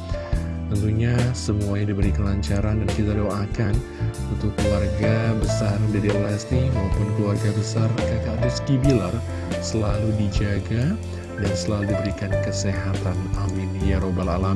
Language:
Indonesian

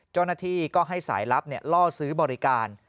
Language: Thai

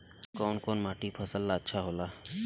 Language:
Bhojpuri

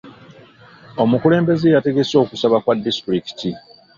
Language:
Ganda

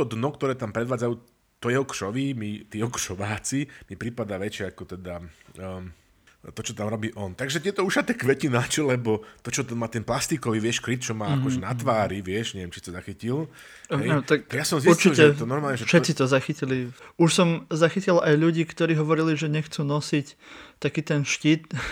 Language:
Slovak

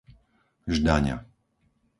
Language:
Slovak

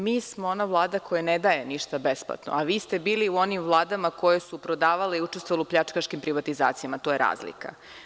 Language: Serbian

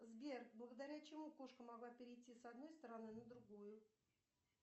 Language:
Russian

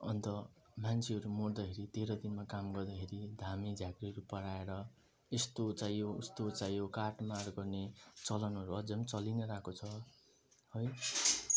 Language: Nepali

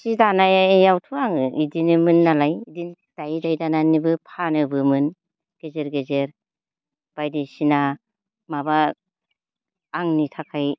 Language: Bodo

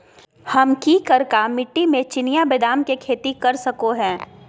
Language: Magahi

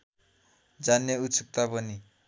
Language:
Nepali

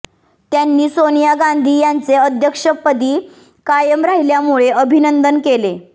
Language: Marathi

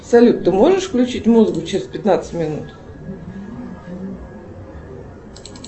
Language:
Russian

